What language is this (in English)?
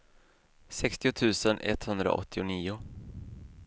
Swedish